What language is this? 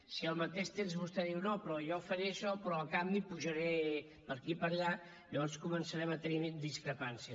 Catalan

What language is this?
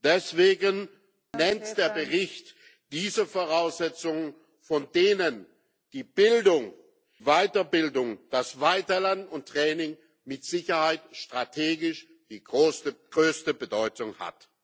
German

